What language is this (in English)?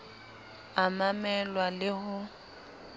Southern Sotho